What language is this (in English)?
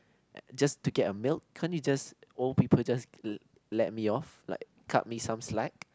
English